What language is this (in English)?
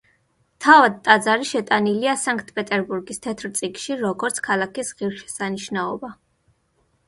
Georgian